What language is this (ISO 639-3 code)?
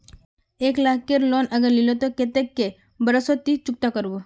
mag